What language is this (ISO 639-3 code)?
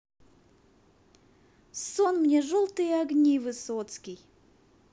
rus